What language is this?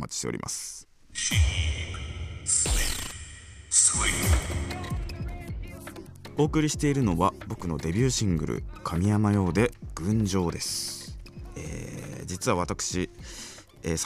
Japanese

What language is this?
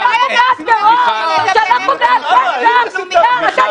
Hebrew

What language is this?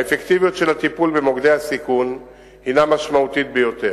Hebrew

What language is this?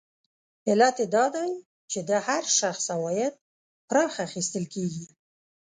Pashto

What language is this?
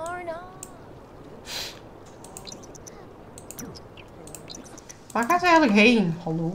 Dutch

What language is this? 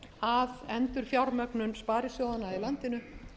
Icelandic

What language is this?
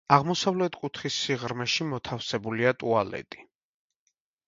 Georgian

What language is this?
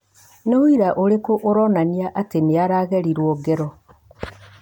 Kikuyu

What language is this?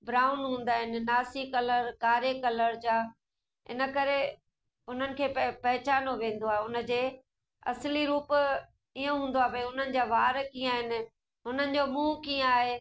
Sindhi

